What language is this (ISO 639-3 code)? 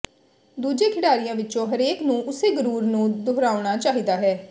pan